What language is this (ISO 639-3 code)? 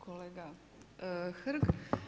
hrv